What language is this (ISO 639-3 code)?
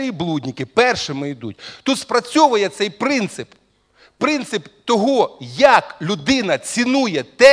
rus